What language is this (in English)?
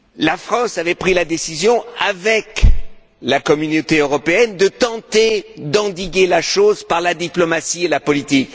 French